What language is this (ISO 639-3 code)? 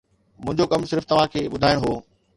snd